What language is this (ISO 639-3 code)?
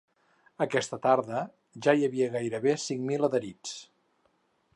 cat